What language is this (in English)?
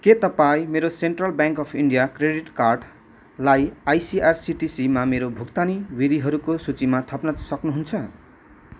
Nepali